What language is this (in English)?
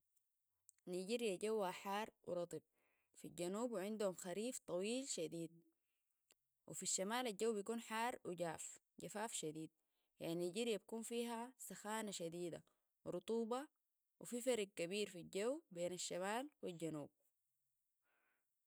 Sudanese Arabic